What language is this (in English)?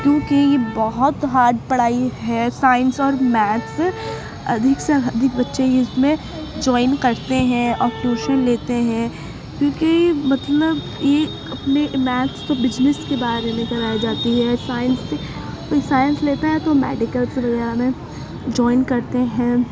Urdu